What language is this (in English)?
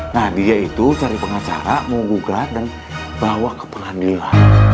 Indonesian